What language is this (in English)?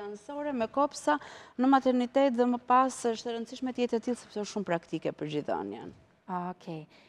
Romanian